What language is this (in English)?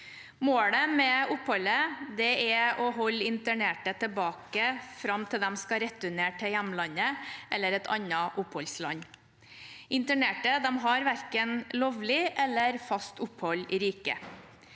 Norwegian